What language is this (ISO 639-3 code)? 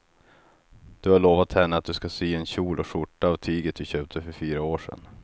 swe